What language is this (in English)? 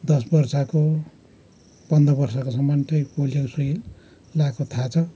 Nepali